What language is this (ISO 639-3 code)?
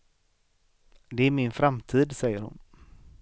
swe